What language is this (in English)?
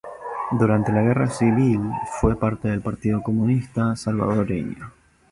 Spanish